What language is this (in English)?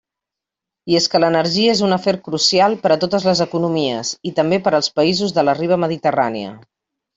Catalan